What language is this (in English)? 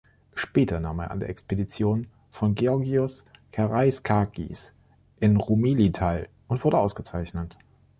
German